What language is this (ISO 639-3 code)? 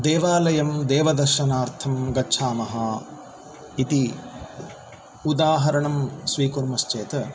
san